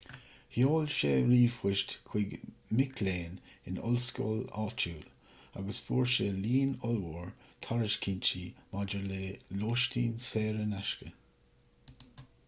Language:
Irish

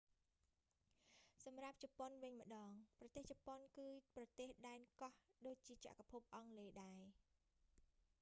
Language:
Khmer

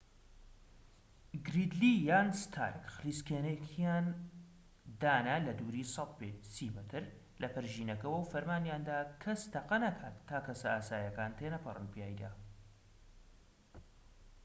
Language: Central Kurdish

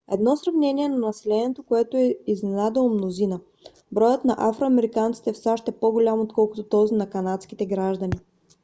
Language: Bulgarian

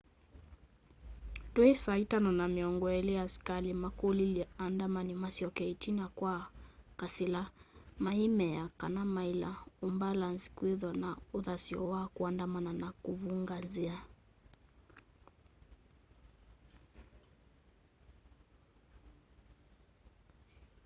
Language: Kamba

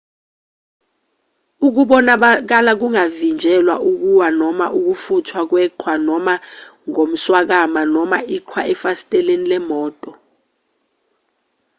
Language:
Zulu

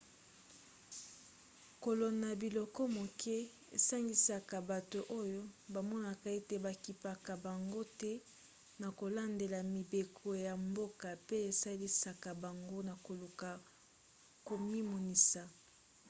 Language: Lingala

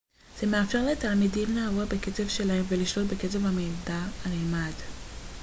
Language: Hebrew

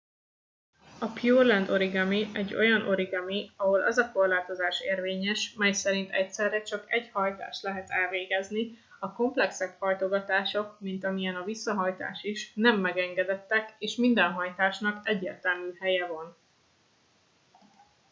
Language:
Hungarian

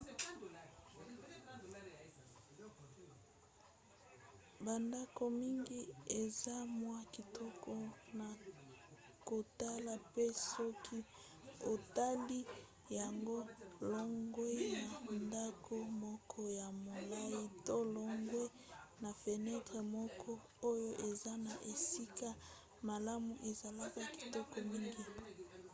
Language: Lingala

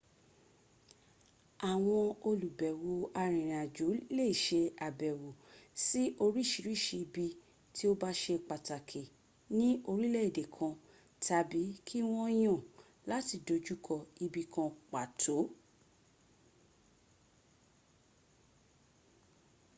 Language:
Yoruba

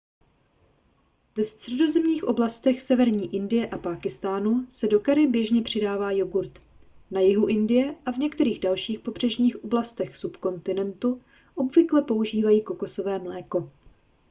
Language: Czech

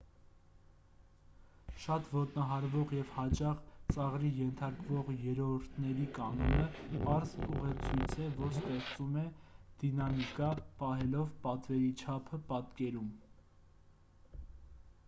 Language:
Armenian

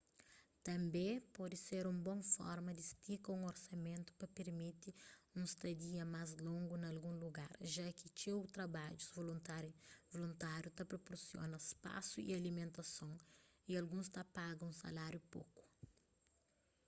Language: Kabuverdianu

